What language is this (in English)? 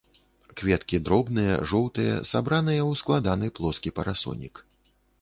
Belarusian